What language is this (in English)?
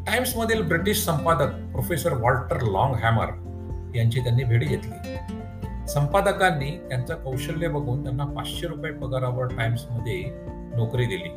Marathi